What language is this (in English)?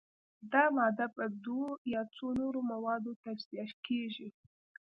Pashto